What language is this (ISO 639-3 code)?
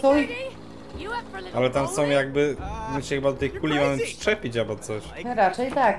pol